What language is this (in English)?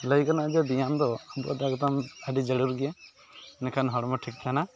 Santali